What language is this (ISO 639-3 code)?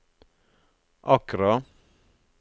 nor